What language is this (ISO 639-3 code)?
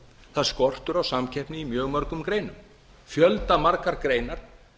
isl